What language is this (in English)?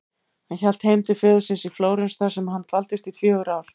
Icelandic